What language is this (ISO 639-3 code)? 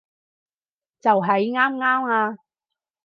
yue